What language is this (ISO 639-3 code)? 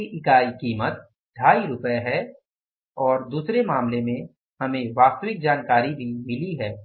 hin